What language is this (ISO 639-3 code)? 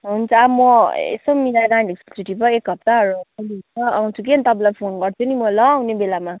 nep